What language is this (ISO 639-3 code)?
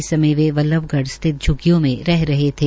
hin